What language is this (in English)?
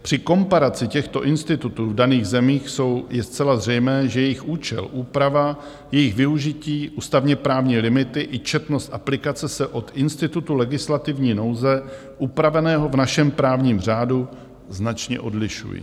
Czech